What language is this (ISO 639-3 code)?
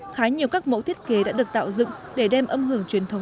vie